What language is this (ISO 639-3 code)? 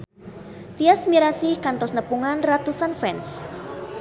sun